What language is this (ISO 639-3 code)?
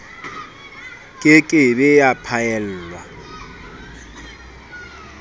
sot